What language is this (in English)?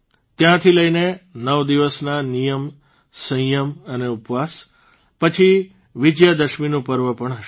Gujarati